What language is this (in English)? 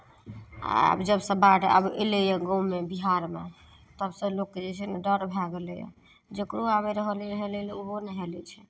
Maithili